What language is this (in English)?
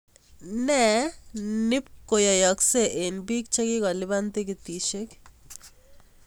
Kalenjin